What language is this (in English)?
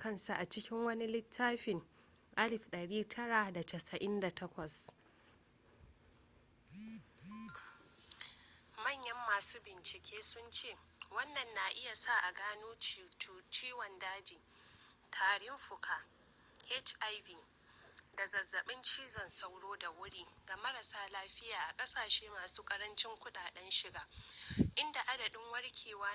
Hausa